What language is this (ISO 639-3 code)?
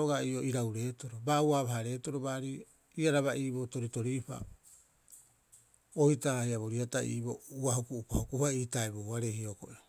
kyx